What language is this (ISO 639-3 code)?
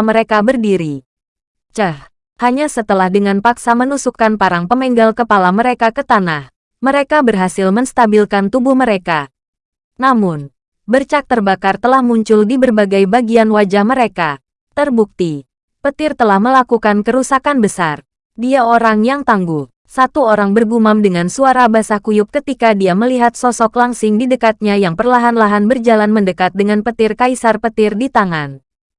ind